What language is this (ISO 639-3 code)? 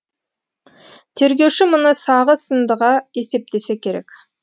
kaz